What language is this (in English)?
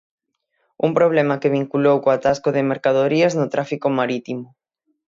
Galician